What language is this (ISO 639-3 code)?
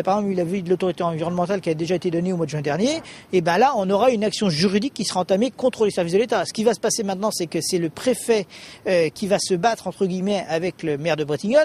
fra